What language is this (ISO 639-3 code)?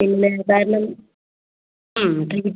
mal